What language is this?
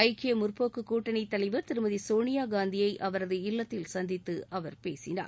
Tamil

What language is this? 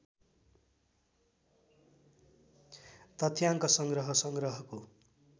Nepali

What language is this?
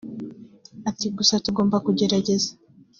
Kinyarwanda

